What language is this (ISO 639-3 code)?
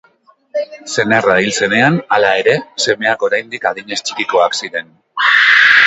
eus